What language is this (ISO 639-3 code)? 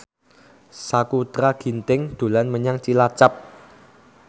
jav